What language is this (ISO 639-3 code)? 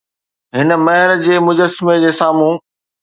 snd